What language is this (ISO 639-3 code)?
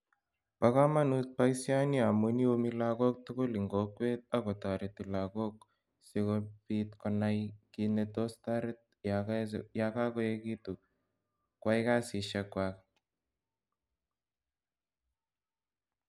kln